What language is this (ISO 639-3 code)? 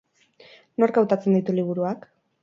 eus